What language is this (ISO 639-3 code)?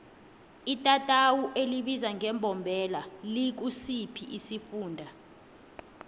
nbl